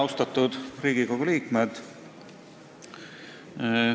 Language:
Estonian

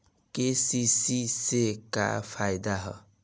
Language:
Bhojpuri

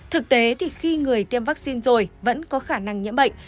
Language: Vietnamese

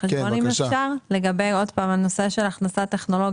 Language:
Hebrew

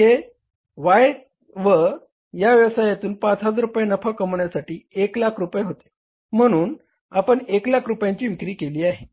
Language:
Marathi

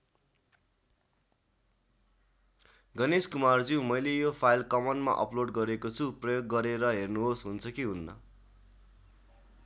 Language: Nepali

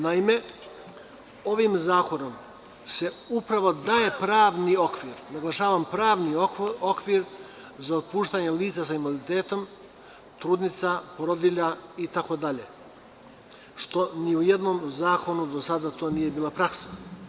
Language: Serbian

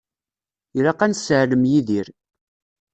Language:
Kabyle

